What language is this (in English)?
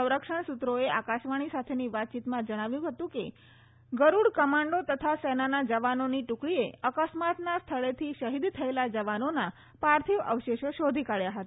Gujarati